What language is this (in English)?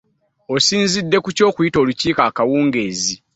Ganda